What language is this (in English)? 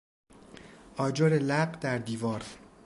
Persian